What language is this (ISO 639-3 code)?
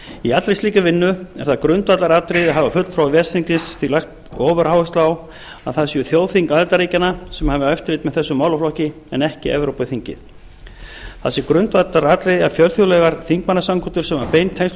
isl